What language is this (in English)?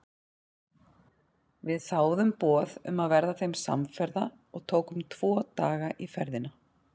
Icelandic